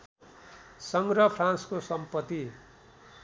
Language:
Nepali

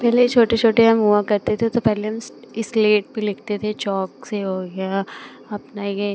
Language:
Hindi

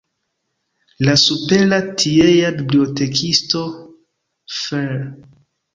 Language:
Esperanto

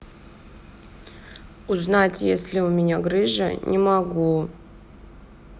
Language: Russian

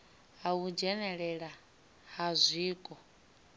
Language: Venda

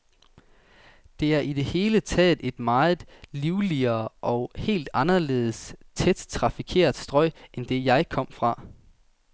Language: Danish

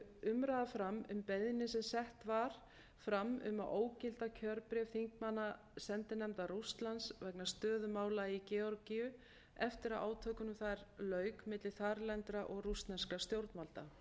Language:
Icelandic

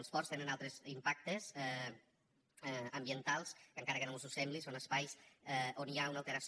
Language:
Catalan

